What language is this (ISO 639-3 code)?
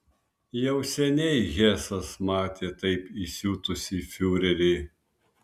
lit